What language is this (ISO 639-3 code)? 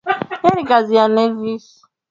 swa